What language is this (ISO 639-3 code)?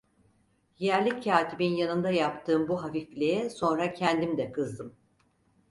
tur